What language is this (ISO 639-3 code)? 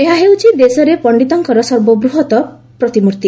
ori